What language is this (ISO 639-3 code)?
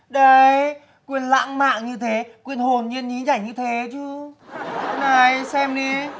vie